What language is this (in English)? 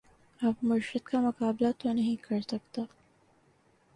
Urdu